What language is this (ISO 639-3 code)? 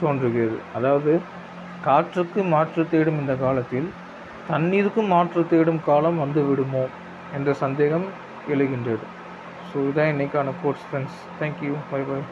tam